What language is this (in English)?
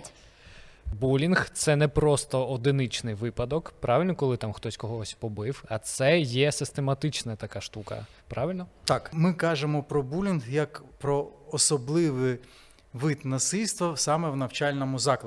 Ukrainian